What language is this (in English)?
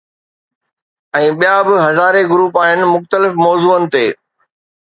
Sindhi